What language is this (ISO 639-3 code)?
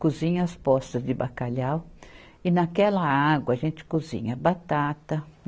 por